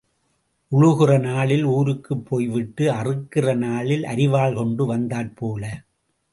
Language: Tamil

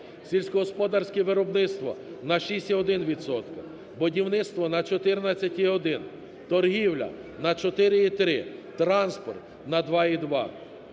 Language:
Ukrainian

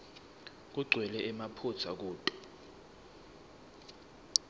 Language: Swati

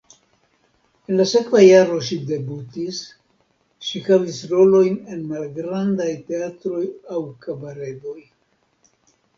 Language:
Esperanto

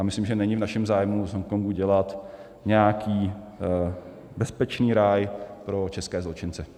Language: Czech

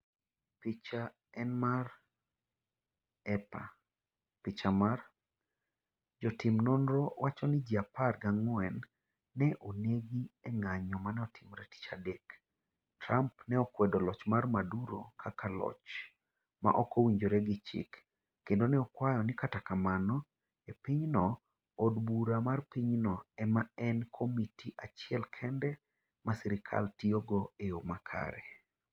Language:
Luo (Kenya and Tanzania)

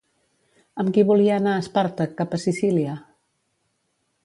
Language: Catalan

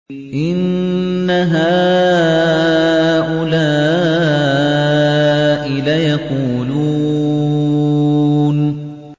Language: Arabic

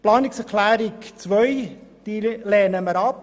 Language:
Swiss German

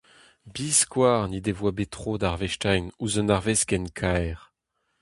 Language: Breton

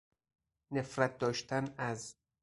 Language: Persian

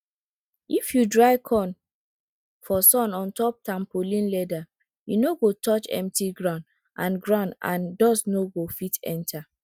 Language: Nigerian Pidgin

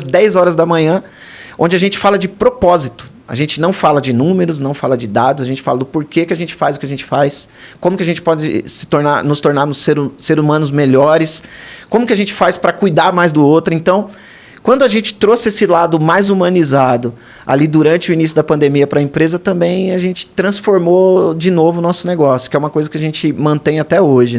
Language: Portuguese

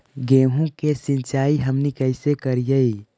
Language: Magahi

